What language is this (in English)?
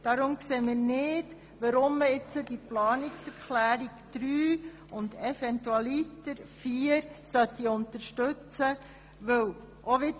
Swiss German